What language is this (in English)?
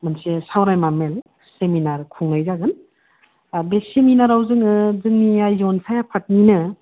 Bodo